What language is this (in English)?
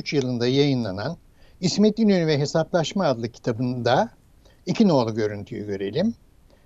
Turkish